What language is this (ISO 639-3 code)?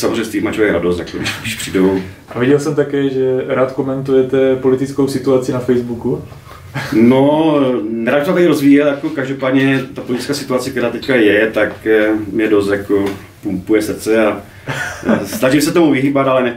ces